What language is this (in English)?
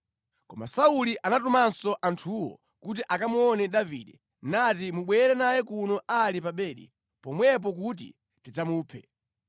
Nyanja